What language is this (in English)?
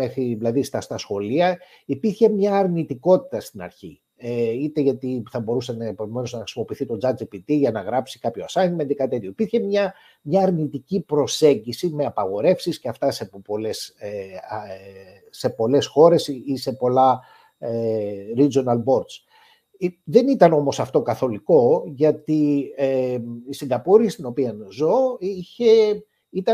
Greek